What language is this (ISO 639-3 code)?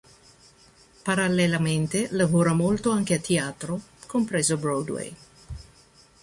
ita